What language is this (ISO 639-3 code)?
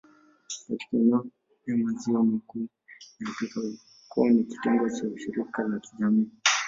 swa